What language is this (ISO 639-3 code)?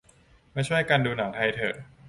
tha